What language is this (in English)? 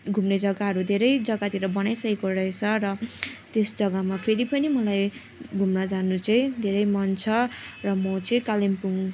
Nepali